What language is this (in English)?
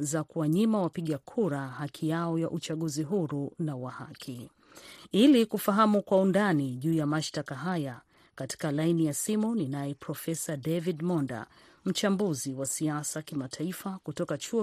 Swahili